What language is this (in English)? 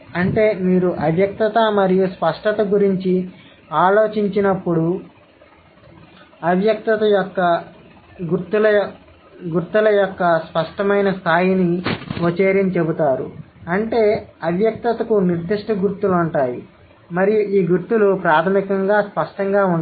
Telugu